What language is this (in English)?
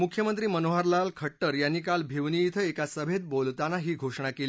Marathi